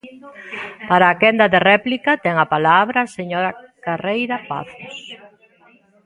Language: Galician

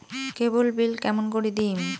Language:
Bangla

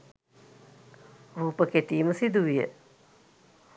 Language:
Sinhala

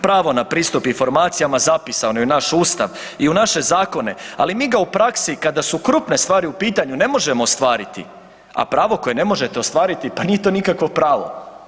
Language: Croatian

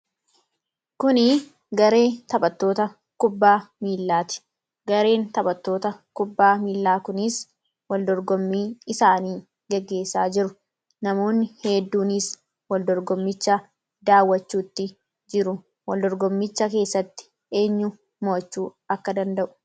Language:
Oromo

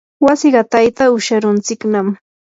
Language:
Yanahuanca Pasco Quechua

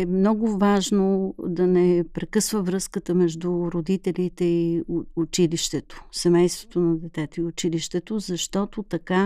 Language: Bulgarian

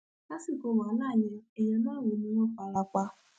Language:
Yoruba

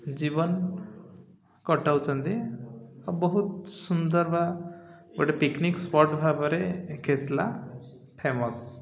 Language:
Odia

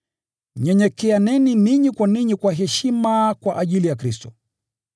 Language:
Swahili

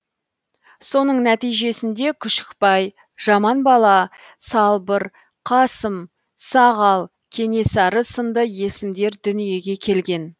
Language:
Kazakh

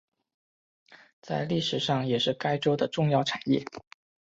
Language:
Chinese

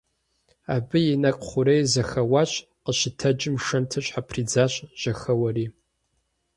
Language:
Kabardian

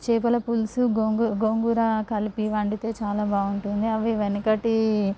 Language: Telugu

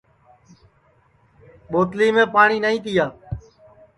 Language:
Sansi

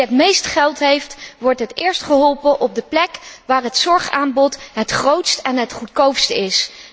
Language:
Dutch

